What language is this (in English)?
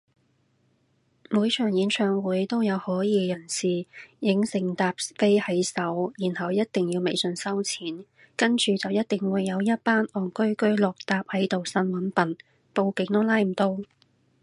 Cantonese